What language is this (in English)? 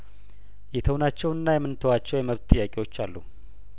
Amharic